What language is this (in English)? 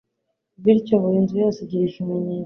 Kinyarwanda